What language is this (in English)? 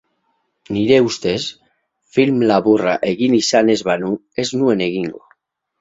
Basque